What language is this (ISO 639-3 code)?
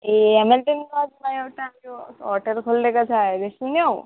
nep